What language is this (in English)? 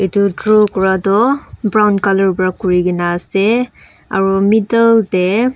Naga Pidgin